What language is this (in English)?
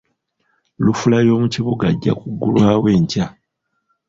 Ganda